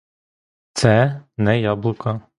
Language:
Ukrainian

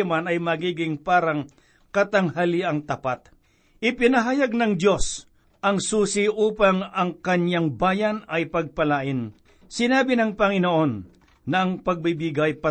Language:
Filipino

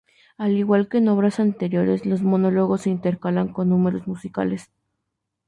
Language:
Spanish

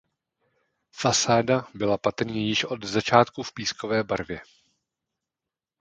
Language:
Czech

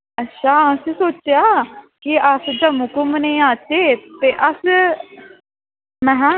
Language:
Dogri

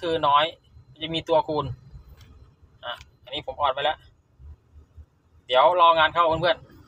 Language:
Thai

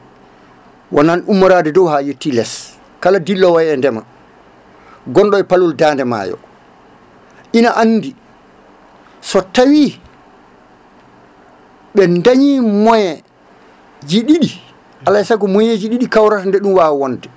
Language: Fula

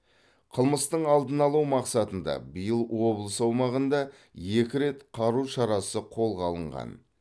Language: Kazakh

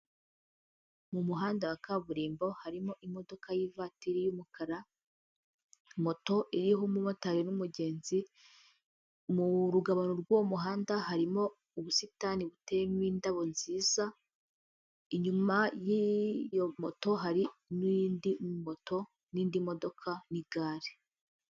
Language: Kinyarwanda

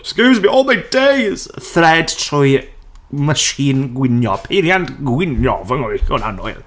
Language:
Welsh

